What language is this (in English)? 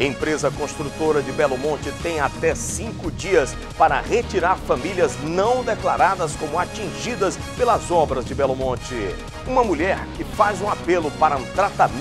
Portuguese